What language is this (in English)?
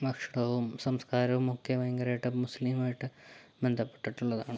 Malayalam